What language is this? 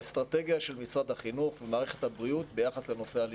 Hebrew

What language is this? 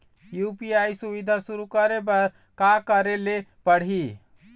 Chhattisgarhi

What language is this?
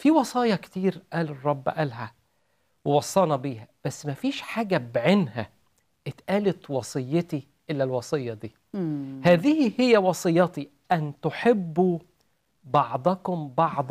Arabic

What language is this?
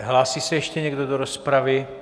Czech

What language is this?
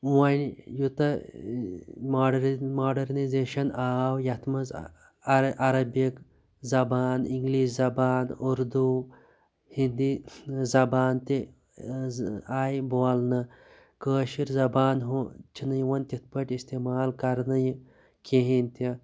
Kashmiri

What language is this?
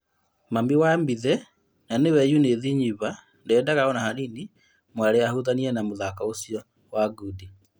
Kikuyu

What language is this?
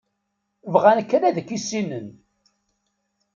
Kabyle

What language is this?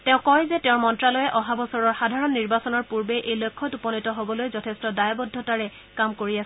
Assamese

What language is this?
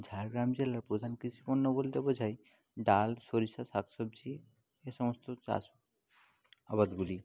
Bangla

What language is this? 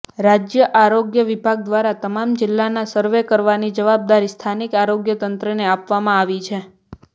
Gujarati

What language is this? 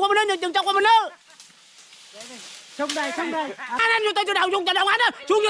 Vietnamese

